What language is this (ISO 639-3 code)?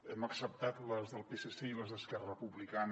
cat